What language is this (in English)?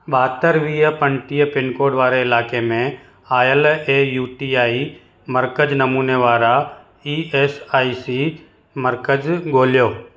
Sindhi